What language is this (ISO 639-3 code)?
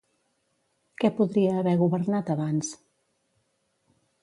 cat